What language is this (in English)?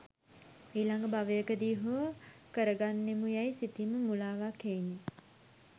Sinhala